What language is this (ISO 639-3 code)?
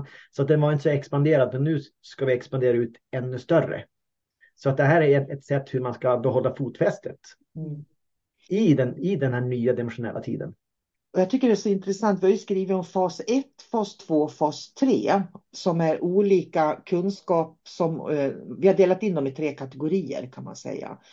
swe